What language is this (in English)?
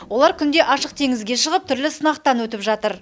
Kazakh